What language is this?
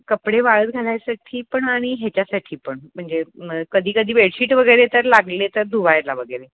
Marathi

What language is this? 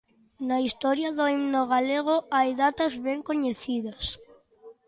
Galician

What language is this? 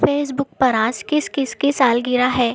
Urdu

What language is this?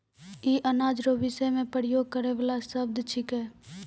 Maithili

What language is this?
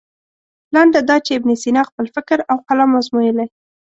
Pashto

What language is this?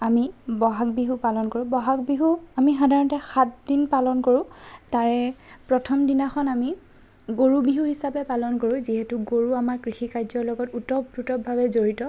Assamese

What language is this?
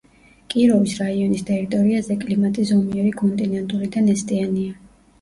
Georgian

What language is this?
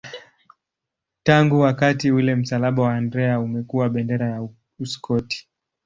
Swahili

